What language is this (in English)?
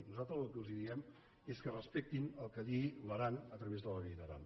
Catalan